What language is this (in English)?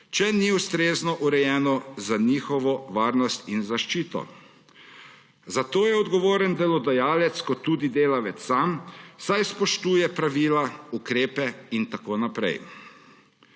Slovenian